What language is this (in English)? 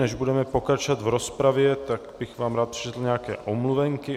Czech